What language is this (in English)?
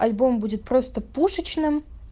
Russian